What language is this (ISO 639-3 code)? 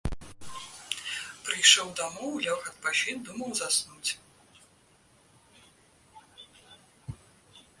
bel